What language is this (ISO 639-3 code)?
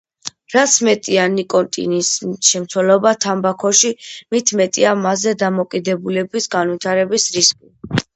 kat